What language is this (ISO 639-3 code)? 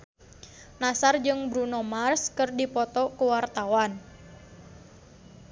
sun